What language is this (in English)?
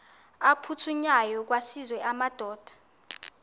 Xhosa